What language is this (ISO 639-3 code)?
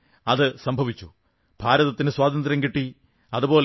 mal